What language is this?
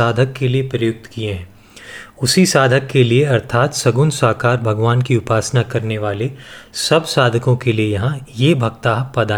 Hindi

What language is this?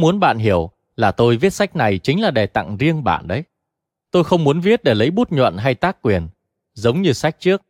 Vietnamese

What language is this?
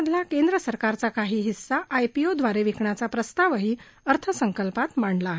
Marathi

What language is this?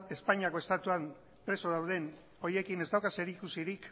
Basque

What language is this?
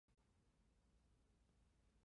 Chinese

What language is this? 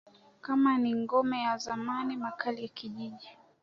Swahili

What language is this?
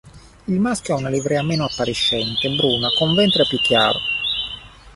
Italian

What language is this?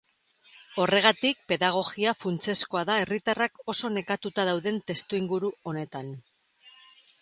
Basque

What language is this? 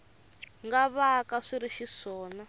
Tsonga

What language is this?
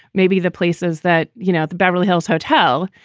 English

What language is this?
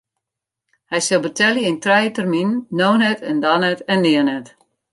Western Frisian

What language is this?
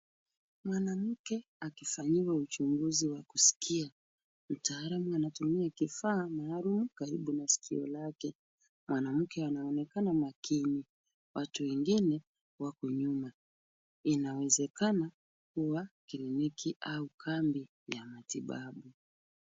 Swahili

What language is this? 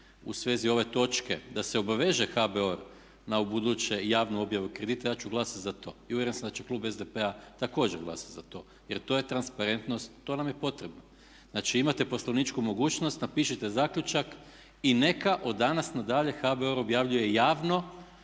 Croatian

